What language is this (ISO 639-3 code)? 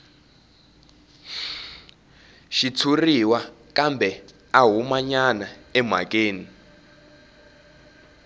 tso